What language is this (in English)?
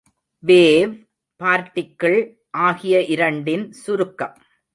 Tamil